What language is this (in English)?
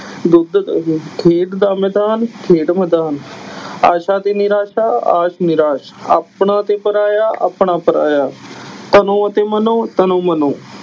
Punjabi